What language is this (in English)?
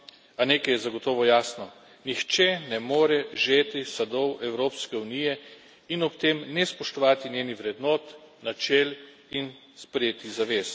Slovenian